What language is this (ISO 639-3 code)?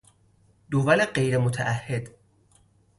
fas